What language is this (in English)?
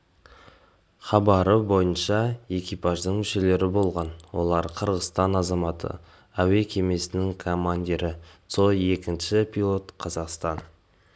Kazakh